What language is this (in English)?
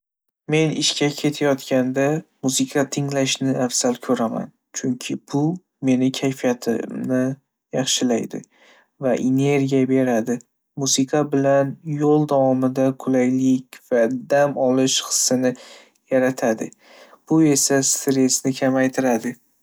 Uzbek